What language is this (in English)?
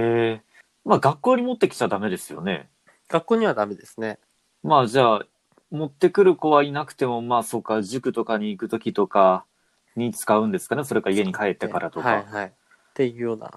Japanese